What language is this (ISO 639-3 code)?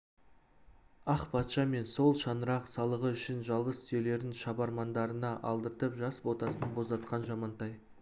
kaz